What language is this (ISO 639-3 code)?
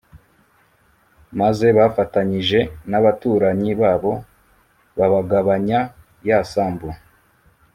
kin